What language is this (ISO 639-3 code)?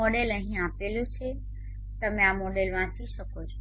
guj